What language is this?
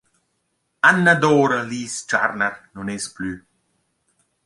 Romansh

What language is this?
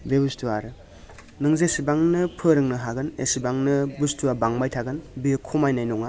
Bodo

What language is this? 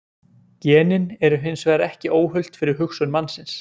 Icelandic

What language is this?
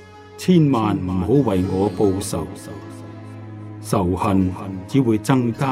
Chinese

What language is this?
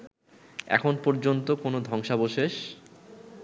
Bangla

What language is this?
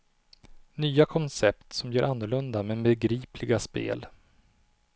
Swedish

